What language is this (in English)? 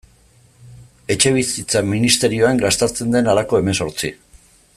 Basque